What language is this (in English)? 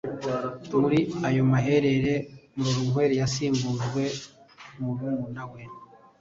Kinyarwanda